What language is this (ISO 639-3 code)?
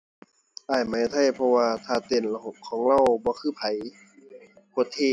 tha